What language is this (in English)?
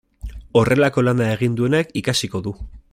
Basque